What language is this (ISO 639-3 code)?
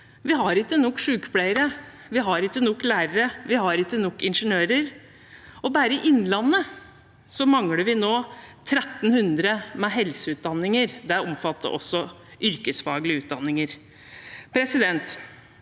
nor